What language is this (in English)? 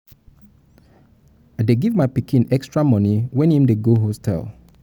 Nigerian Pidgin